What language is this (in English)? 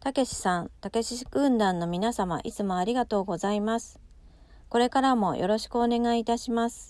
Japanese